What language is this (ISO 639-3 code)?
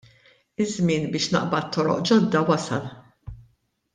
mlt